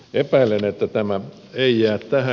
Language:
Finnish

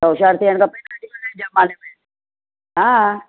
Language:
Sindhi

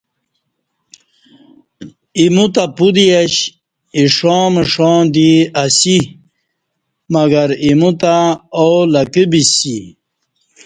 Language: Kati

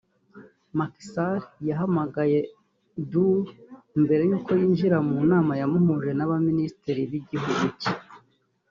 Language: Kinyarwanda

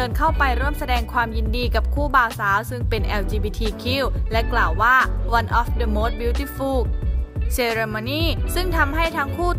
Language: Thai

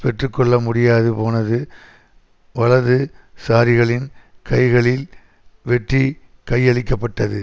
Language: Tamil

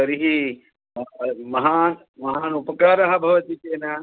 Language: Sanskrit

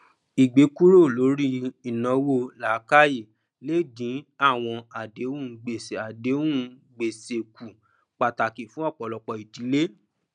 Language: Yoruba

